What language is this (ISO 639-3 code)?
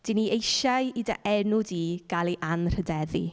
cym